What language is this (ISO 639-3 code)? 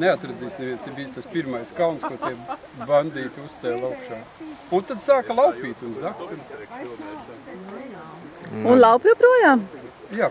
lav